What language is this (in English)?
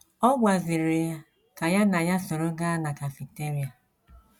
Igbo